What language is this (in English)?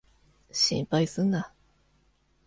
Japanese